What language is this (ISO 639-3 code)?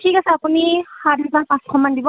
asm